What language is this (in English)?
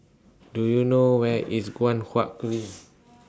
English